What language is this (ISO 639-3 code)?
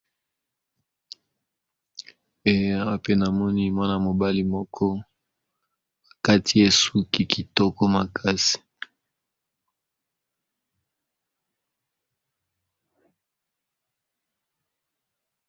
lin